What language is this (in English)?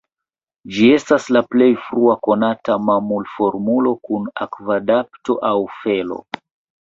Esperanto